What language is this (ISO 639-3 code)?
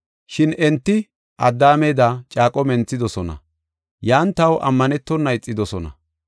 gof